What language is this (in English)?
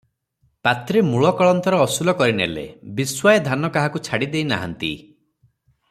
Odia